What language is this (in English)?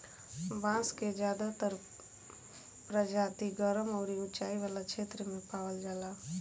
Bhojpuri